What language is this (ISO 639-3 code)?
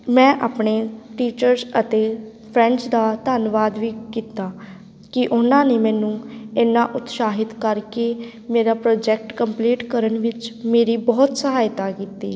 pan